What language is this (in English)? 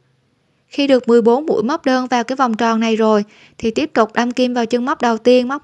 Vietnamese